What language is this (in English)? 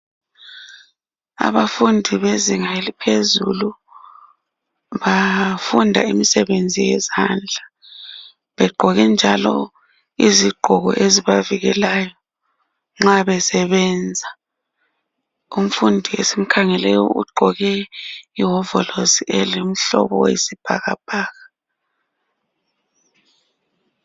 North Ndebele